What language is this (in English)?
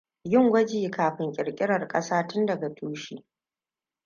Hausa